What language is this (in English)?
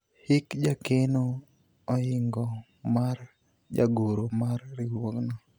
Luo (Kenya and Tanzania)